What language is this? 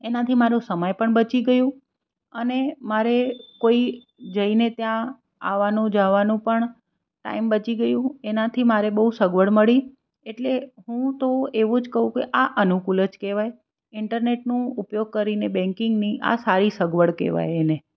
Gujarati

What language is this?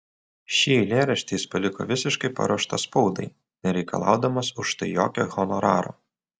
Lithuanian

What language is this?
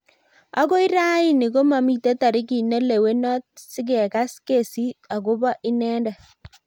Kalenjin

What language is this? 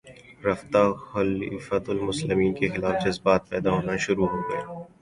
Urdu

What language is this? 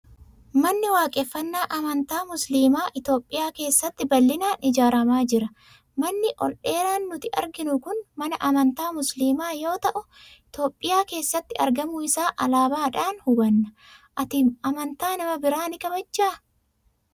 Oromo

